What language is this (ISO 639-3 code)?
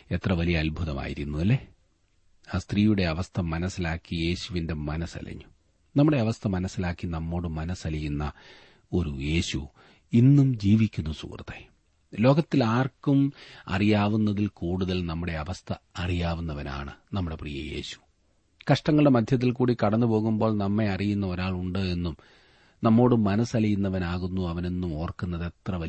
mal